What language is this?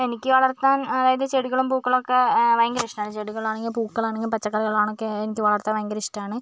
Malayalam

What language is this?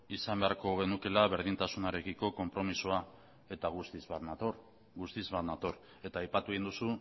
Basque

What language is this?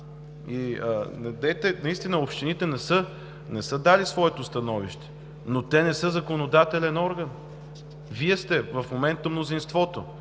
Bulgarian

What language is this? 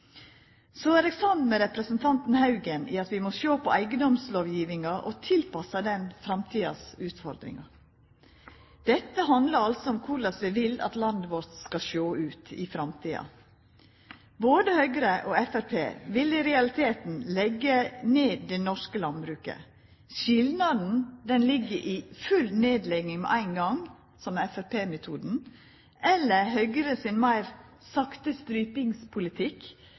Norwegian Nynorsk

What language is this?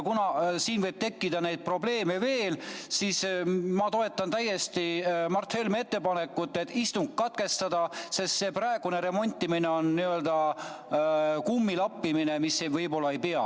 Estonian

